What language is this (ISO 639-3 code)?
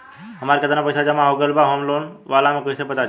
bho